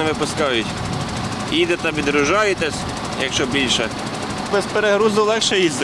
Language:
Ukrainian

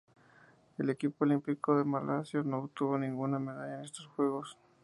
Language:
Spanish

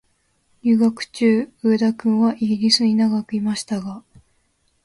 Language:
Japanese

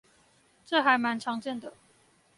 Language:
Chinese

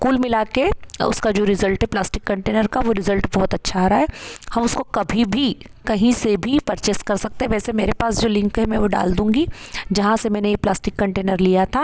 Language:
Hindi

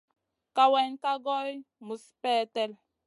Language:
Masana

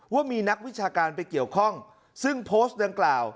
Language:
Thai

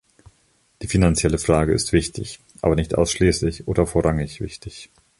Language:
German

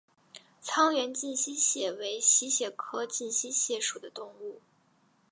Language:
Chinese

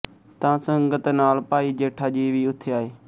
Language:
Punjabi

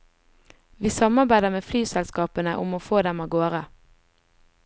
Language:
Norwegian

